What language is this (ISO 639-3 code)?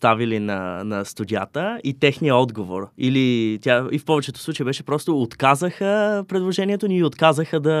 bul